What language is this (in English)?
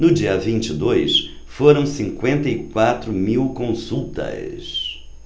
Portuguese